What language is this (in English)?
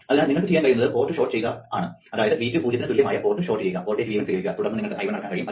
Malayalam